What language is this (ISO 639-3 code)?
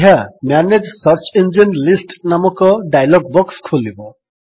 ori